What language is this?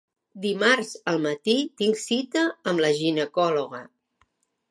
Catalan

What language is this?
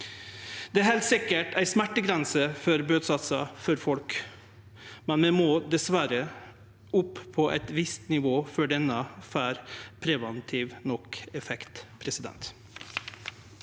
Norwegian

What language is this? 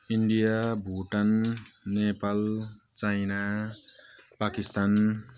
Nepali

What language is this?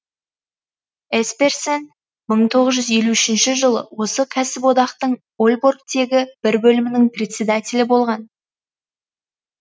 Kazakh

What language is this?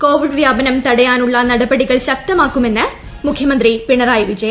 Malayalam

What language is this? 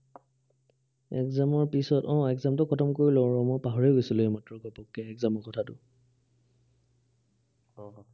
Assamese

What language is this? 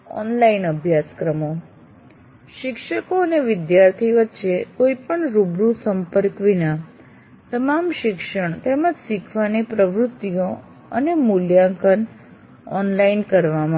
Gujarati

